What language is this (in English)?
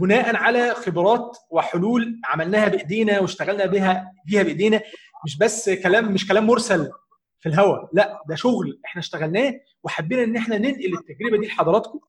Arabic